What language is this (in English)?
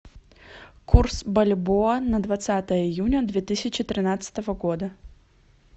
Russian